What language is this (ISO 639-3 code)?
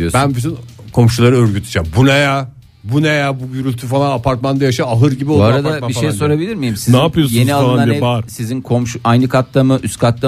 tur